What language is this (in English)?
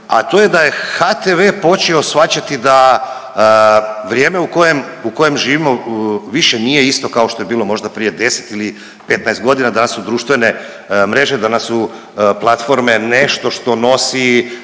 Croatian